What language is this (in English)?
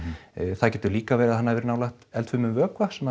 Icelandic